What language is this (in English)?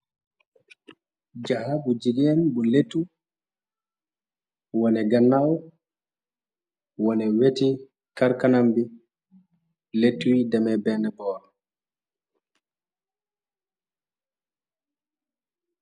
Wolof